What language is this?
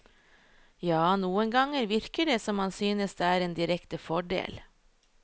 Norwegian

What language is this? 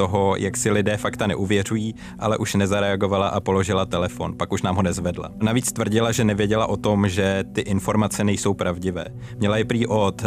Czech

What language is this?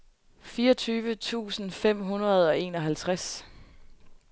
Danish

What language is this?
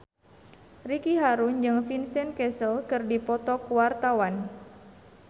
Sundanese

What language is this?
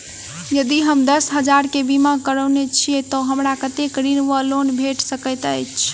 Maithili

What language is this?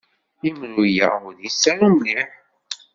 Kabyle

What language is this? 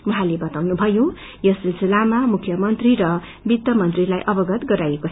Nepali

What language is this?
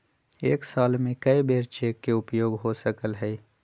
Magahi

